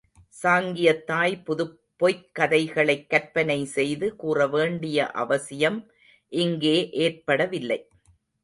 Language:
Tamil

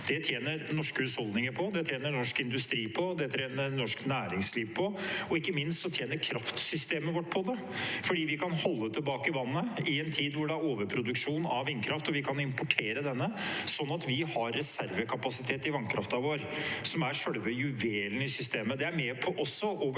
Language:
Norwegian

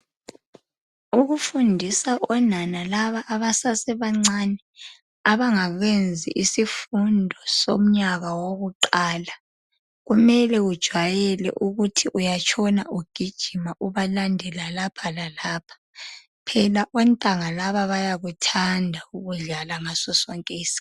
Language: North Ndebele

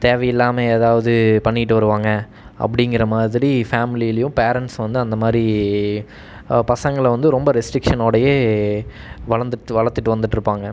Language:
Tamil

